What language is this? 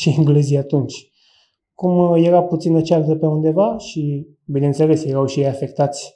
Romanian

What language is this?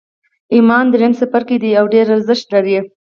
Pashto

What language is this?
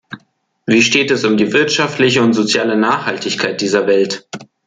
German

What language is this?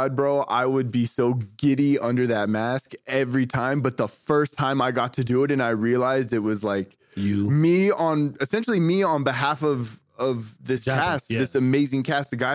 English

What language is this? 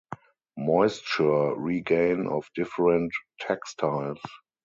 English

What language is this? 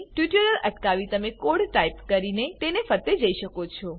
Gujarati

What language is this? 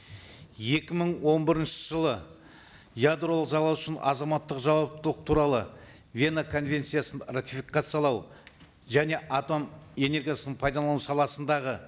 Kazakh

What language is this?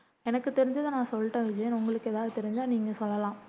Tamil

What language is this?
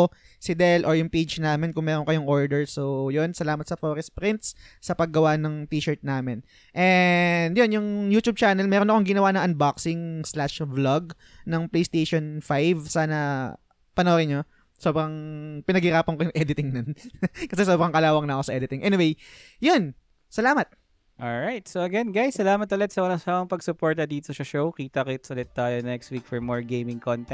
Filipino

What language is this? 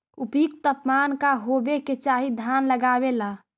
Magahi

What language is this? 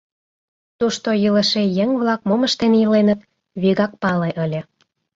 Mari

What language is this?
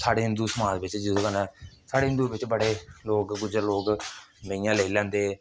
Dogri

